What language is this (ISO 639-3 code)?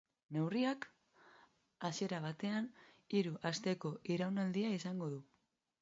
eus